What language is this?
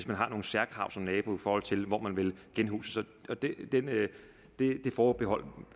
Danish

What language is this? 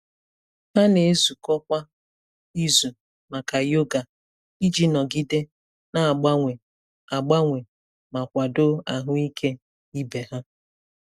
Igbo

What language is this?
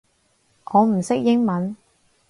Cantonese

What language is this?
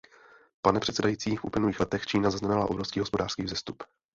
Czech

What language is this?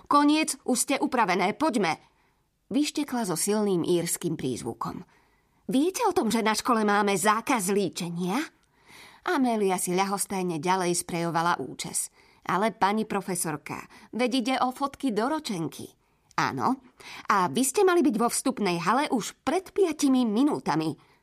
Slovak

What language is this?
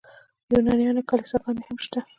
Pashto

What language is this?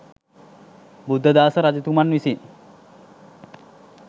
Sinhala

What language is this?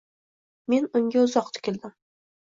Uzbek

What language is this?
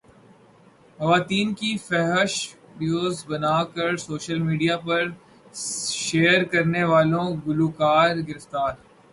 Urdu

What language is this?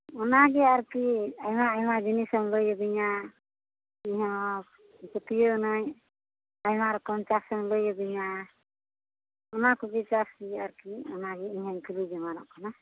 Santali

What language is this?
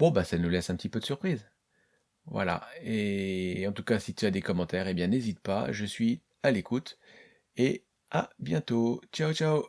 French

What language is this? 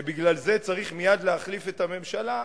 Hebrew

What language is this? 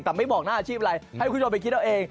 Thai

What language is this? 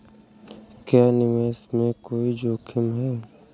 Hindi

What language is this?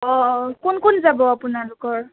Assamese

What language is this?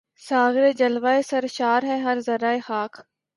Urdu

